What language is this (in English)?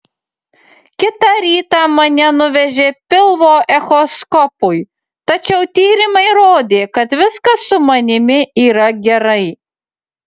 Lithuanian